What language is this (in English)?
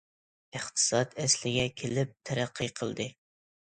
Uyghur